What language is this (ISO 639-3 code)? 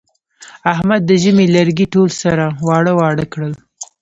pus